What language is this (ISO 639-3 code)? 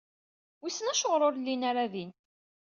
kab